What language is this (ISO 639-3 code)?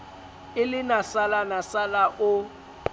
sot